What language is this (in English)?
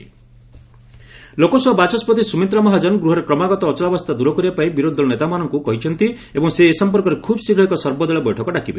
Odia